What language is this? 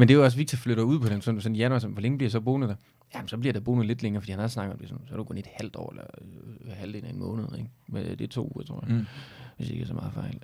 Danish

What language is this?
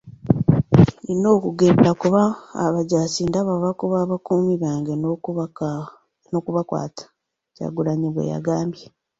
Ganda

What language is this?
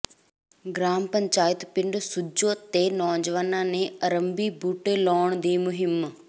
Punjabi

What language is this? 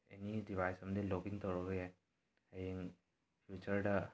Manipuri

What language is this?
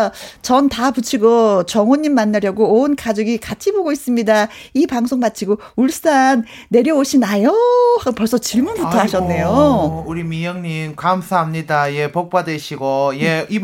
Korean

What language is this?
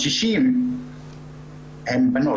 Hebrew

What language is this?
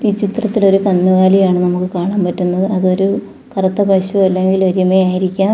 Malayalam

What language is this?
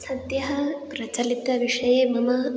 Sanskrit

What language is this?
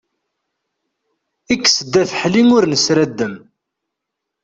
Kabyle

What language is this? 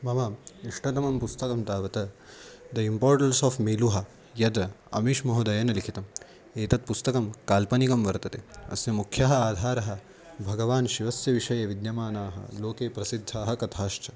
Sanskrit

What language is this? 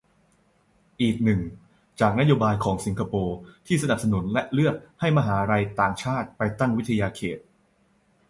Thai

